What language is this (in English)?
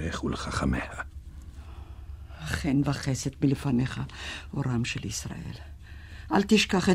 Hebrew